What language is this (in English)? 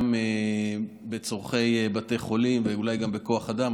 Hebrew